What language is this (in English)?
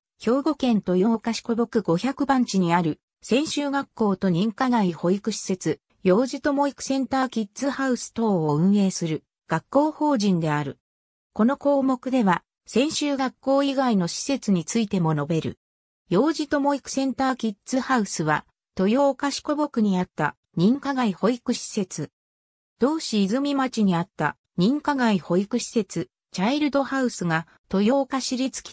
Japanese